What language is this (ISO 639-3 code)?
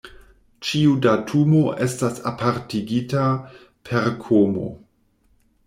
epo